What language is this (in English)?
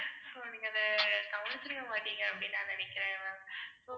Tamil